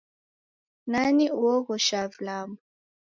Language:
Taita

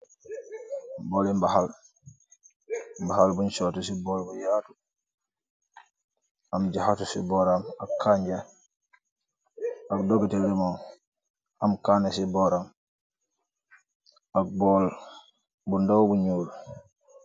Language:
Wolof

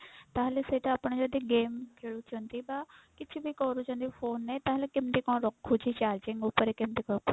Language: Odia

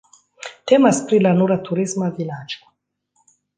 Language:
Esperanto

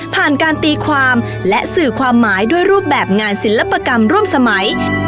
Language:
Thai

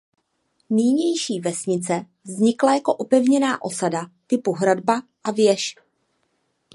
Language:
Czech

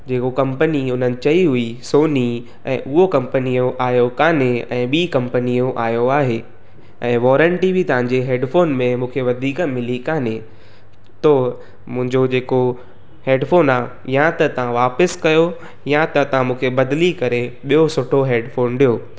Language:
Sindhi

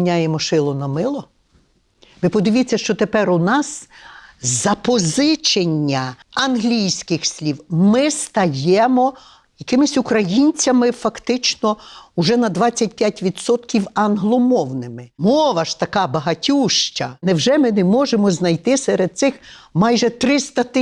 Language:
Ukrainian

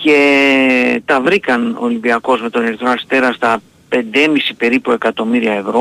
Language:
Greek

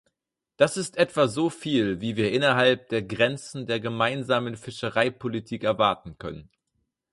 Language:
German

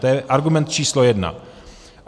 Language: Czech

